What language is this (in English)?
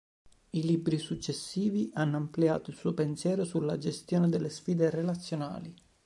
Italian